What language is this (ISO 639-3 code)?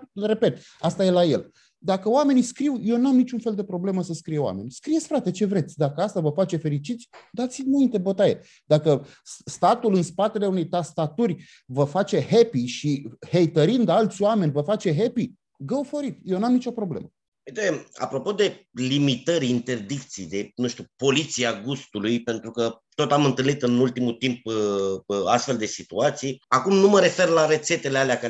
ron